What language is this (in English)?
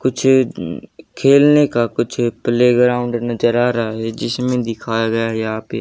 Hindi